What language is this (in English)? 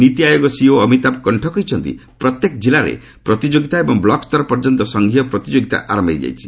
Odia